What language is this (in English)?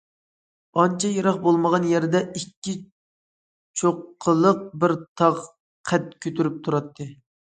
Uyghur